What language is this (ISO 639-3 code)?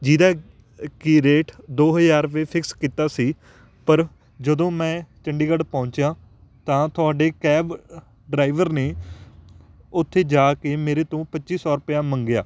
pan